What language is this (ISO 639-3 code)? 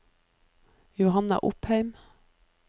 nor